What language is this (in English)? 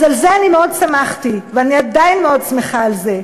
Hebrew